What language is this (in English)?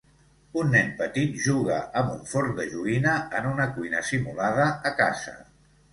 Catalan